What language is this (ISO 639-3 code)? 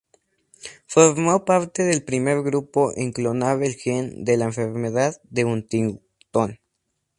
spa